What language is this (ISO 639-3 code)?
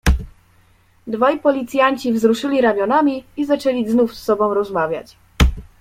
pol